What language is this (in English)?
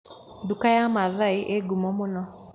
Kikuyu